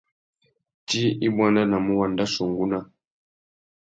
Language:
Tuki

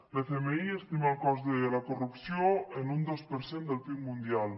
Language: Catalan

